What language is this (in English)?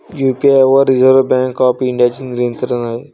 Marathi